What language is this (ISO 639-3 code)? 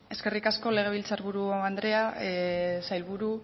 eus